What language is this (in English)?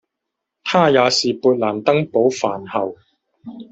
Chinese